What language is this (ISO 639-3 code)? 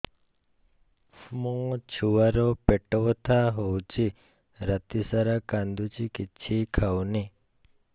ori